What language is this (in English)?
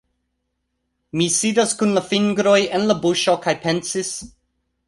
Esperanto